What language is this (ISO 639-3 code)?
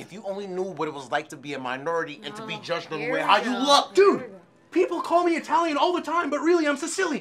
eng